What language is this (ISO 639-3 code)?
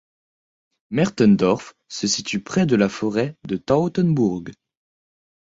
fra